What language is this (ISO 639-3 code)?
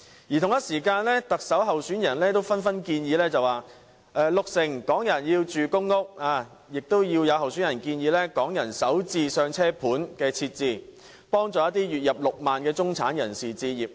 yue